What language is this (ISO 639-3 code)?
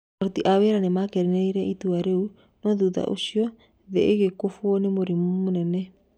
kik